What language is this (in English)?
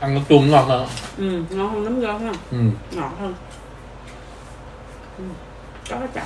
Vietnamese